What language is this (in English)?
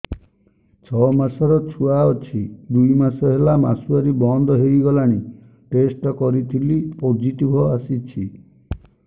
Odia